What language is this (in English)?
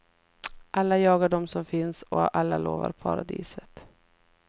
Swedish